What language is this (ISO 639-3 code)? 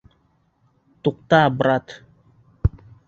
bak